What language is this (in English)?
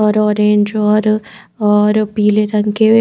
Hindi